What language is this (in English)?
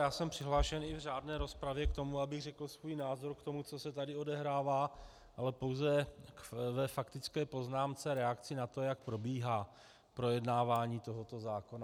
Czech